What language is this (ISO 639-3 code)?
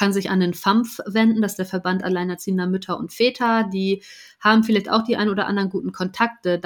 deu